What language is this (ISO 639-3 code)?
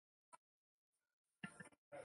zho